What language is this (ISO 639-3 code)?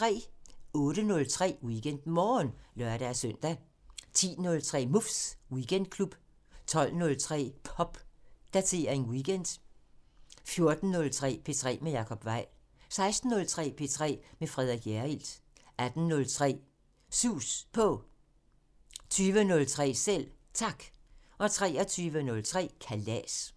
dan